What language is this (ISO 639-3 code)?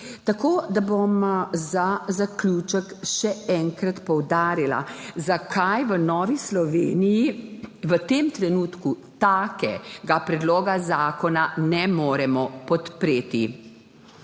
slv